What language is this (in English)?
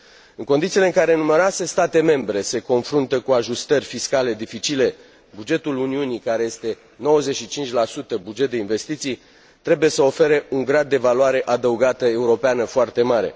Romanian